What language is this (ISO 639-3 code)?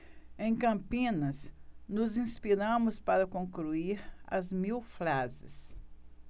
por